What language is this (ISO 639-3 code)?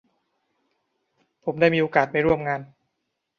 tha